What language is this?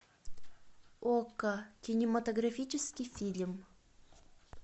Russian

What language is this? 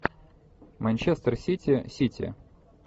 Russian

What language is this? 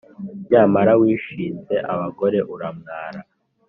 Kinyarwanda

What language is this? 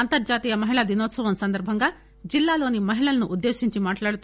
Telugu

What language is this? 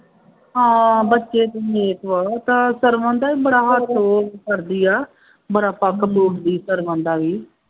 Punjabi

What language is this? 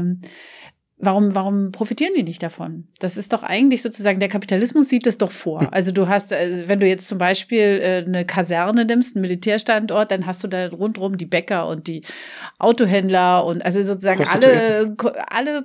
German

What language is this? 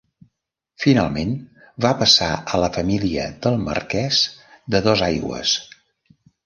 Catalan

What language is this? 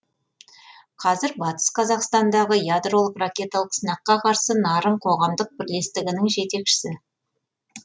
Kazakh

